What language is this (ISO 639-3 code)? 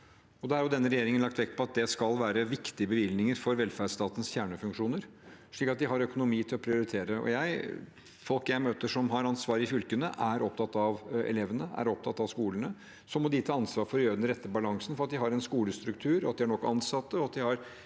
nor